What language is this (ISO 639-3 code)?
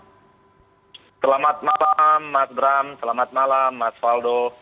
ind